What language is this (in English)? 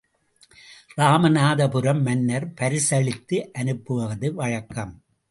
Tamil